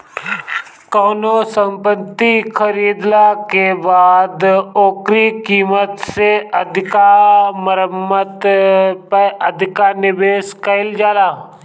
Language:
Bhojpuri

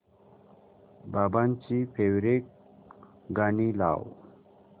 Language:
Marathi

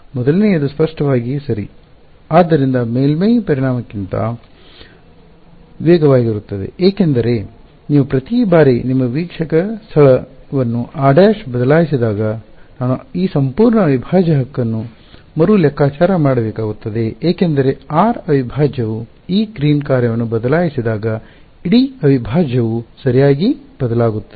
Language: Kannada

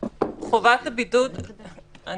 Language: Hebrew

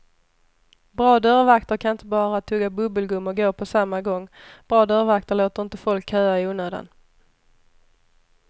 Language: Swedish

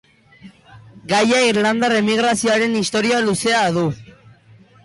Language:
Basque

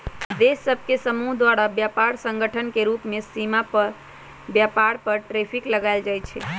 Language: Magahi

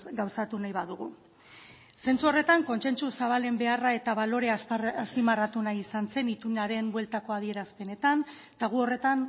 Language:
Basque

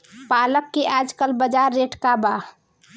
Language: Bhojpuri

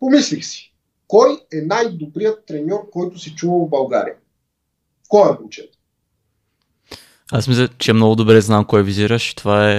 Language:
Bulgarian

